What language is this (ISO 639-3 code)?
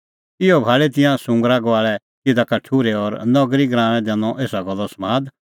kfx